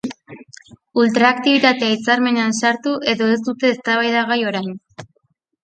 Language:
Basque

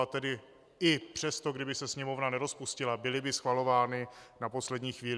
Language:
Czech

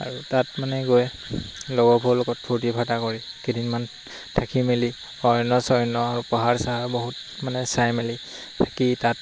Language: Assamese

